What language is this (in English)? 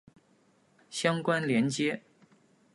Chinese